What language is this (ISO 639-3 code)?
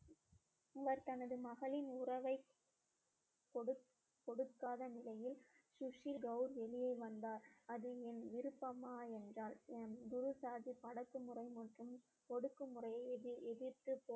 tam